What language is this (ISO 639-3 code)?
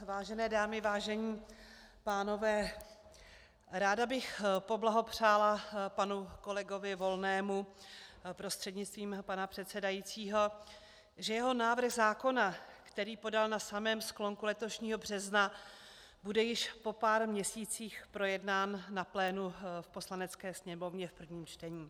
ces